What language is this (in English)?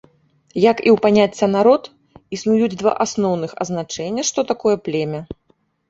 Belarusian